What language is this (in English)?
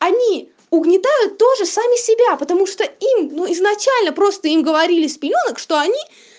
Russian